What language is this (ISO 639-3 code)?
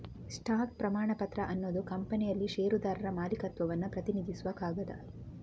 kan